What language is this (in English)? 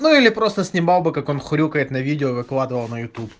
Russian